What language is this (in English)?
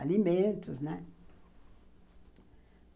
Portuguese